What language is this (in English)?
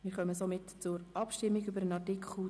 Swiss German